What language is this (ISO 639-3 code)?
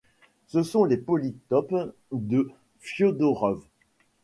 fra